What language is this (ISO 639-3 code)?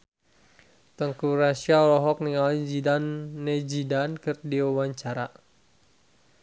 sun